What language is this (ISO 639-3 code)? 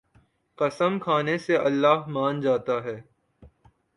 urd